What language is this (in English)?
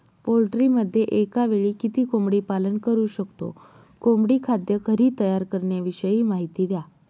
Marathi